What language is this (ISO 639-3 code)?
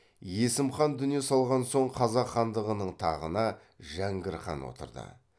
kaz